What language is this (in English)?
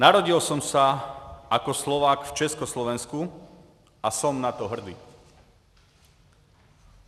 Czech